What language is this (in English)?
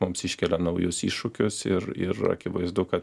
Lithuanian